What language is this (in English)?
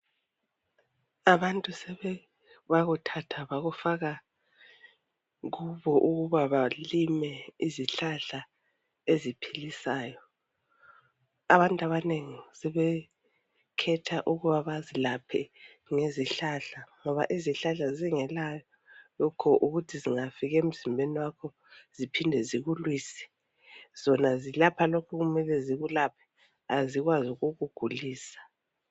North Ndebele